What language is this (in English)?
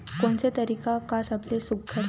Chhattisgarhi